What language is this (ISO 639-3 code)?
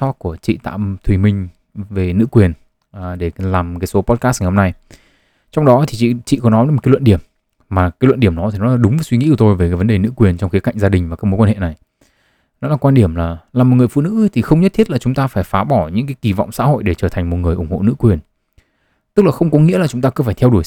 vie